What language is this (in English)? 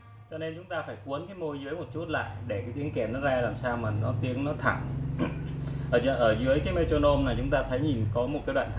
Vietnamese